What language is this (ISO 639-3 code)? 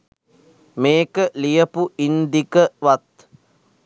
sin